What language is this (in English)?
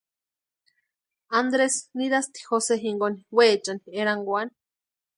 Western Highland Purepecha